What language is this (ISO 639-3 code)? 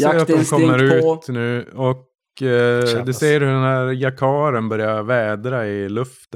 swe